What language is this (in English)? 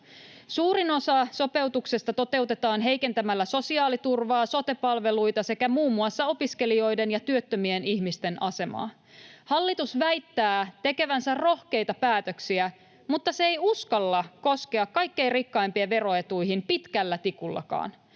Finnish